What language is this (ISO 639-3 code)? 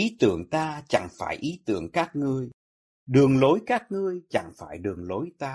vie